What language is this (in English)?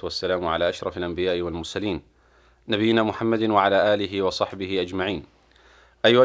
Arabic